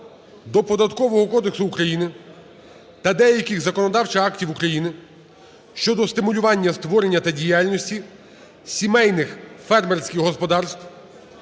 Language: Ukrainian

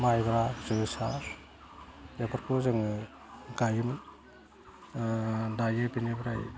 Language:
Bodo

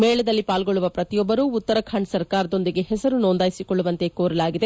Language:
Kannada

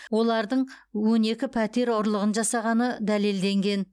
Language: Kazakh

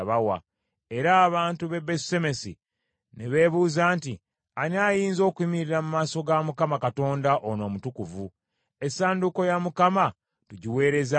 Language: Ganda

